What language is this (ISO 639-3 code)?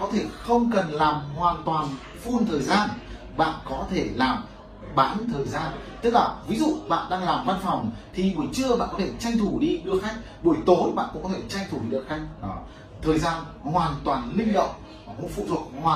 vie